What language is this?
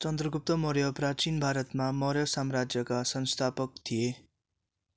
Nepali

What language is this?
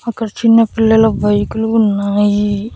Telugu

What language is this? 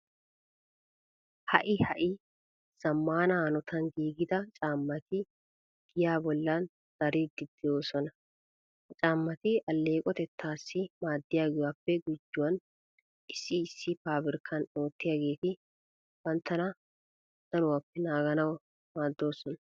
Wolaytta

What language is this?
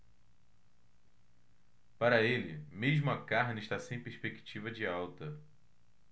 Portuguese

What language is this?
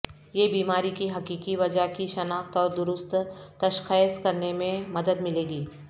Urdu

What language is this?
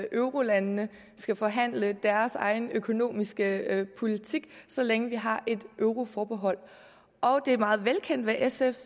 Danish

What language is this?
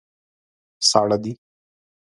Pashto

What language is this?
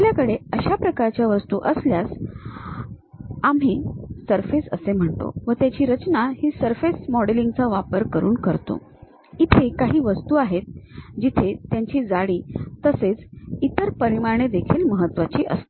Marathi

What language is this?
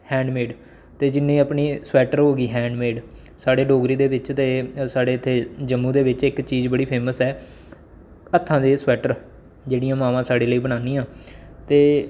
Dogri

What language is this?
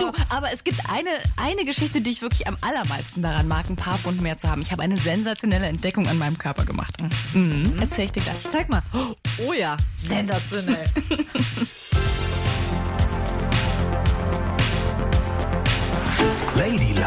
German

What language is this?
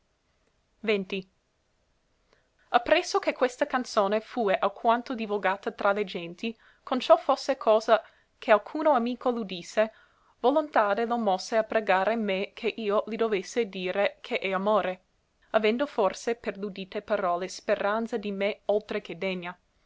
Italian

